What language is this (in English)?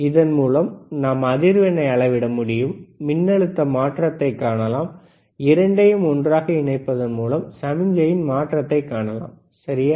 Tamil